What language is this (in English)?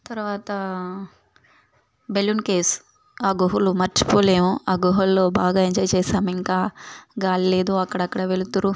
Telugu